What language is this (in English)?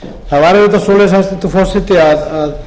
Icelandic